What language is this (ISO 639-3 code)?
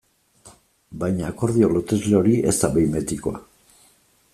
eus